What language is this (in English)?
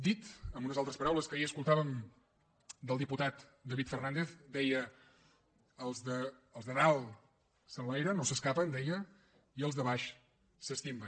Catalan